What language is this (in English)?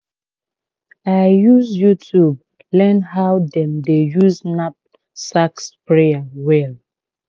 Nigerian Pidgin